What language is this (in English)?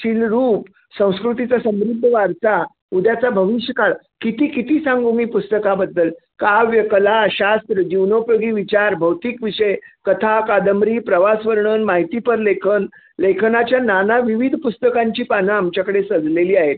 Marathi